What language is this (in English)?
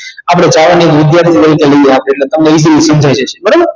Gujarati